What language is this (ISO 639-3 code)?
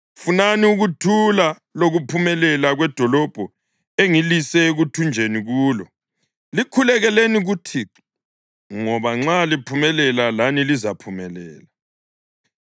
nde